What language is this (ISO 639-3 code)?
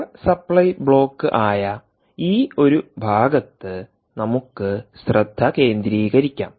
mal